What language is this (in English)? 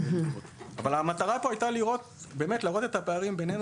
Hebrew